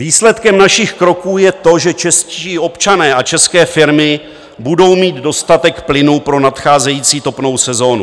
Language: Czech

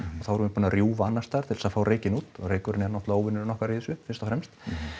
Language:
Icelandic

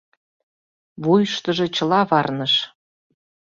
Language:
Mari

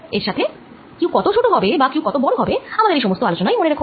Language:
Bangla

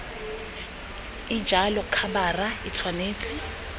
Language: Tswana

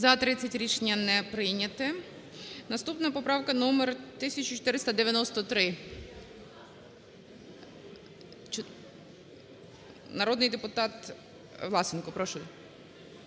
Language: Ukrainian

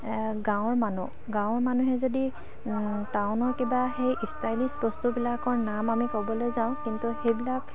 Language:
Assamese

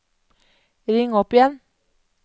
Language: Norwegian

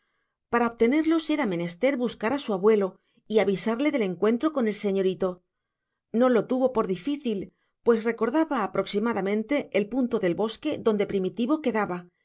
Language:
Spanish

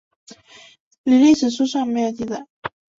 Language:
Chinese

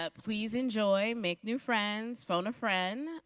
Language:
English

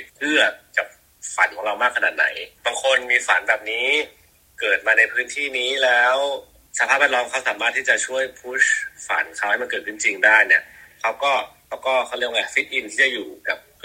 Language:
Thai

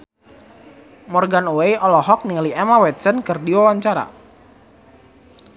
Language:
Sundanese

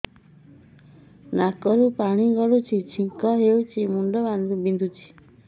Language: Odia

